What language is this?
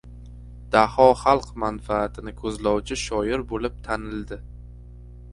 Uzbek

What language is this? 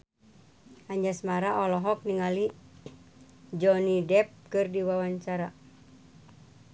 Sundanese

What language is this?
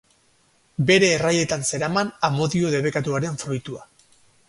Basque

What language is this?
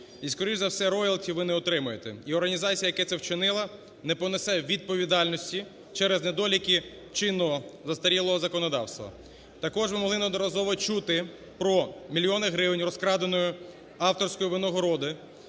Ukrainian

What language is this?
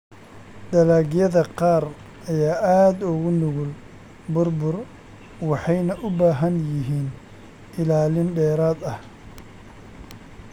Somali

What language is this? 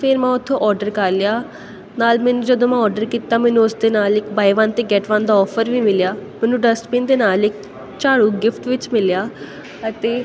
Punjabi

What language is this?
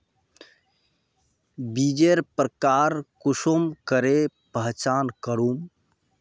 Magahi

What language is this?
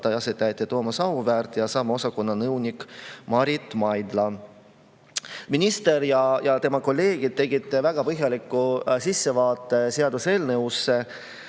Estonian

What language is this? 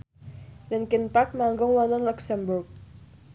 Javanese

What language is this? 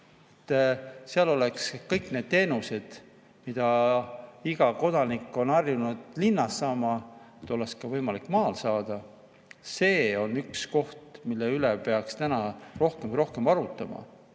Estonian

